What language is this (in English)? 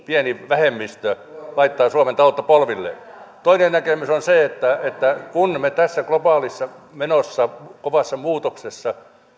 Finnish